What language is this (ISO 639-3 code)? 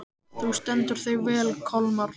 isl